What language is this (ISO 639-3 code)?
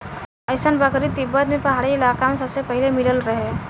bho